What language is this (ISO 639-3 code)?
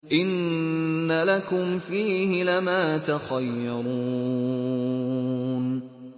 ara